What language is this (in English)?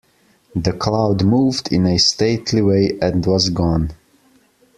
English